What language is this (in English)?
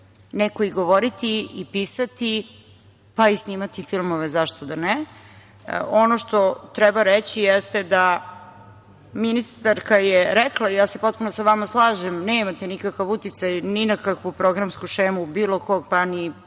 Serbian